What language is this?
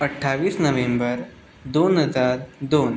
Konkani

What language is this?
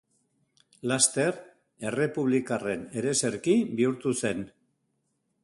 Basque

